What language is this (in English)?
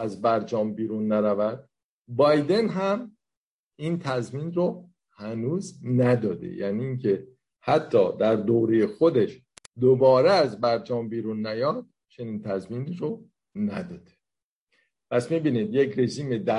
Persian